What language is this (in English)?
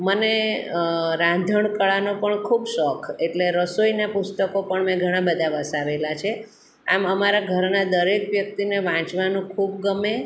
Gujarati